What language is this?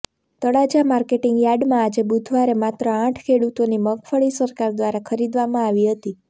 Gujarati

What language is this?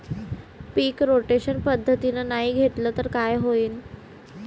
Marathi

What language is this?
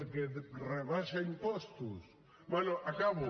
Catalan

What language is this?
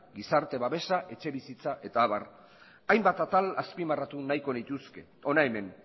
Basque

